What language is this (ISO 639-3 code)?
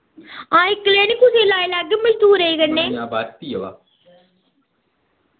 doi